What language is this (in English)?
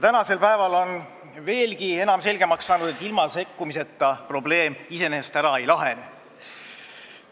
Estonian